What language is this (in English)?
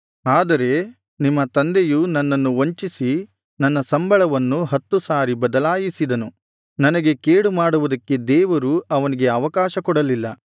Kannada